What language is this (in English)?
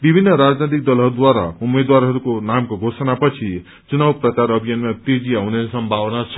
Nepali